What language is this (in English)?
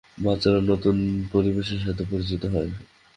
Bangla